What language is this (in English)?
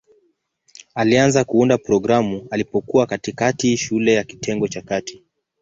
Swahili